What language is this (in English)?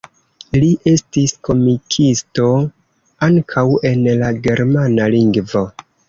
Esperanto